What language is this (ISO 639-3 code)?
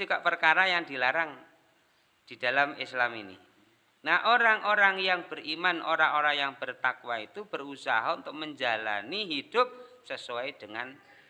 ind